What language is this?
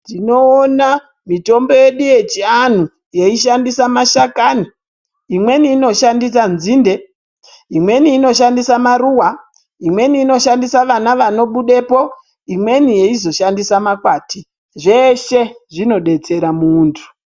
Ndau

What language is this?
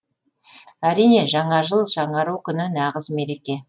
Kazakh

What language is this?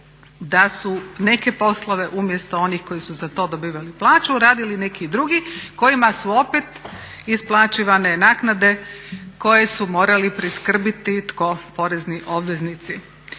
Croatian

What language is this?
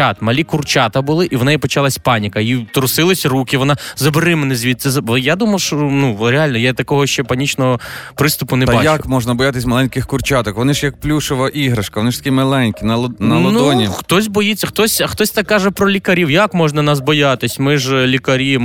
Ukrainian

